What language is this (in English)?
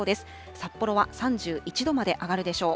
Japanese